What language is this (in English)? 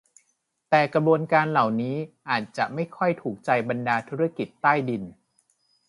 Thai